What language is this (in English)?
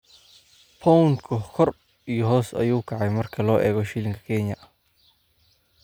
Somali